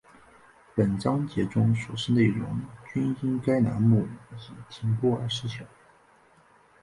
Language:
Chinese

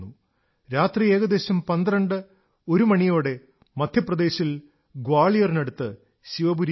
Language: Malayalam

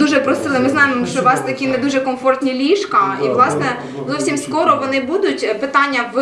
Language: Ukrainian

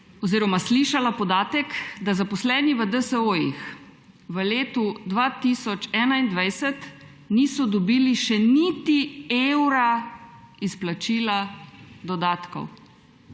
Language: Slovenian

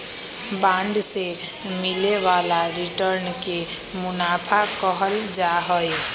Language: Magahi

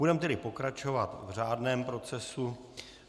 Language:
Czech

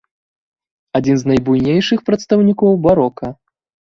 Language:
Belarusian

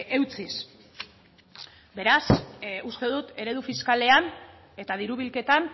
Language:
Basque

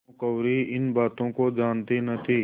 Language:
Hindi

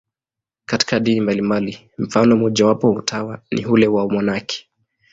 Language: Swahili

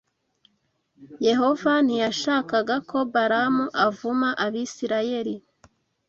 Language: Kinyarwanda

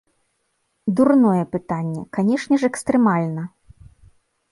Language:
Belarusian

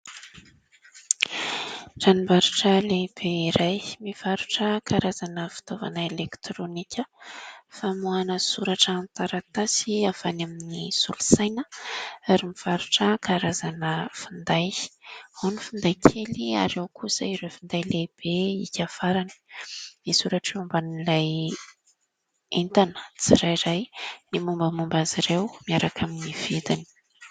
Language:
Malagasy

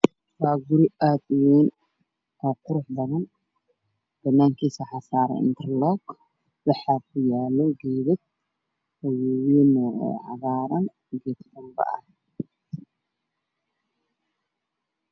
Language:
Somali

